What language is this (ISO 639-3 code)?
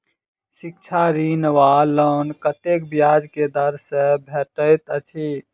mai